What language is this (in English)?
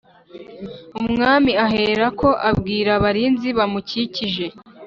Kinyarwanda